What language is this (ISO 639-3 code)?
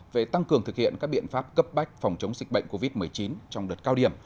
vie